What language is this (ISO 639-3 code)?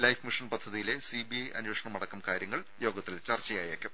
mal